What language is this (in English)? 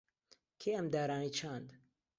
Central Kurdish